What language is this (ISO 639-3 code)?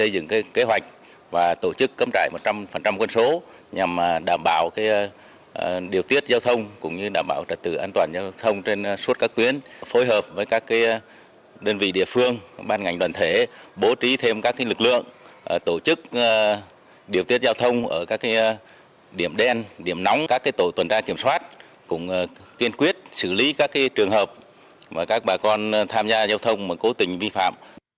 vie